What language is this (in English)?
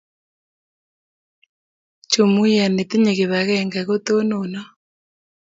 Kalenjin